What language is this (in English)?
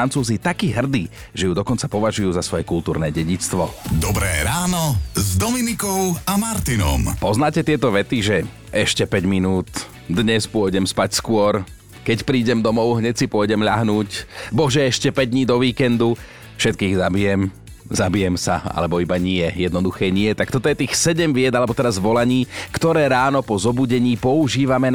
Slovak